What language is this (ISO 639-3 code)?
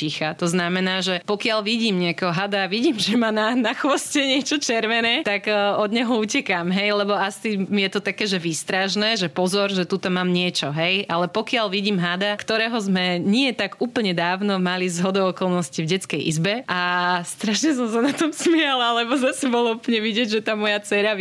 slk